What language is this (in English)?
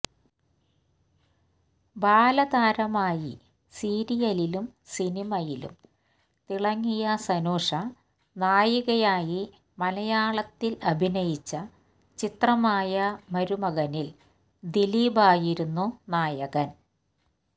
Malayalam